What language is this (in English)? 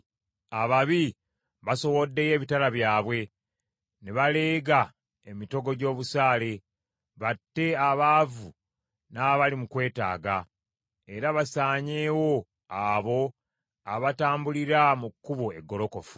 Ganda